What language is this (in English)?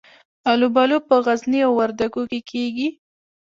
Pashto